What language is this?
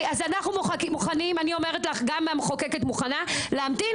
Hebrew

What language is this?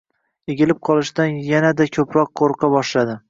Uzbek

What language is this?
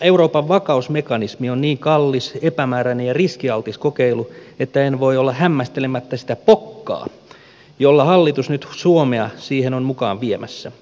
Finnish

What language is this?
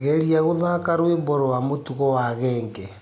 Kikuyu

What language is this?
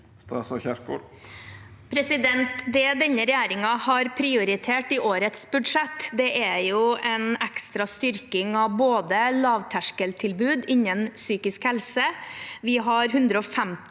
Norwegian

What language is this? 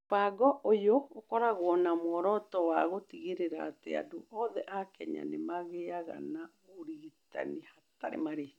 Kikuyu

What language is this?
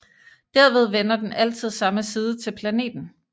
Danish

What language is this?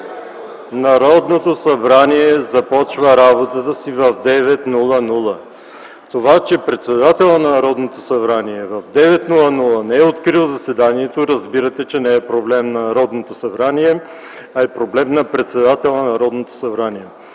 Bulgarian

